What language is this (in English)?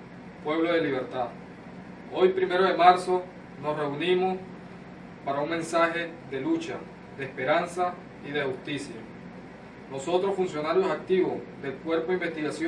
Spanish